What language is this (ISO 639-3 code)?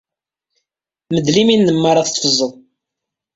kab